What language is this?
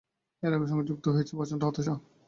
Bangla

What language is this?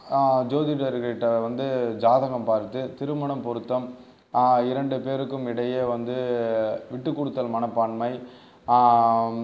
Tamil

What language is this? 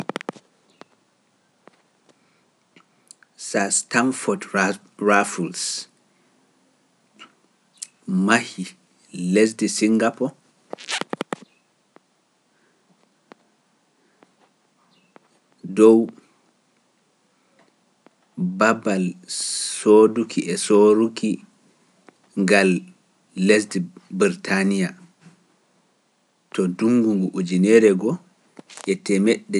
Pular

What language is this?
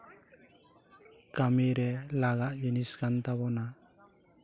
Santali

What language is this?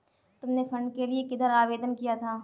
Hindi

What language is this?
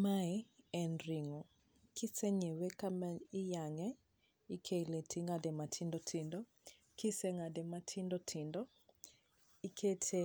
Luo (Kenya and Tanzania)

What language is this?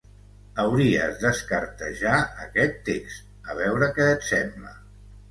Catalan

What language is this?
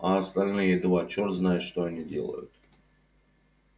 Russian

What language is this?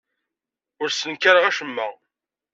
Kabyle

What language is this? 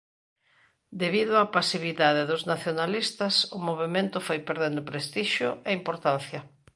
Galician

